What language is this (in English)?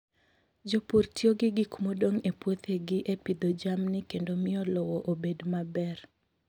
Luo (Kenya and Tanzania)